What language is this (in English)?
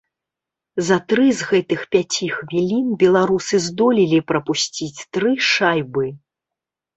Belarusian